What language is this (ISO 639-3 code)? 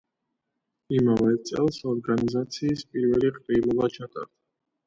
kat